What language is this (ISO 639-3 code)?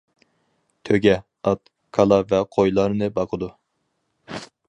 uig